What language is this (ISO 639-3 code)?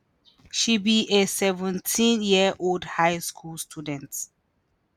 pcm